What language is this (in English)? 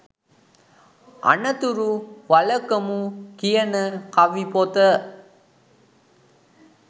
Sinhala